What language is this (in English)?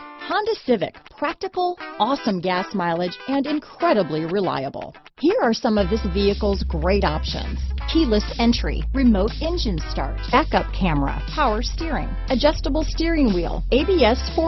English